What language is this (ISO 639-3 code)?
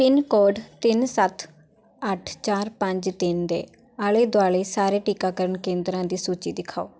pan